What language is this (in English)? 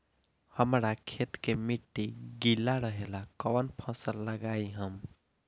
Bhojpuri